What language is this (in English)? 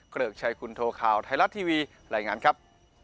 Thai